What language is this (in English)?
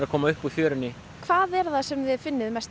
Icelandic